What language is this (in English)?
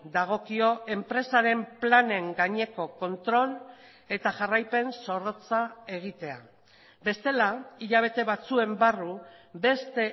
Basque